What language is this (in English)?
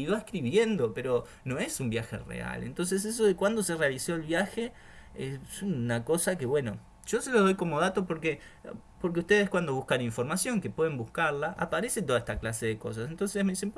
Spanish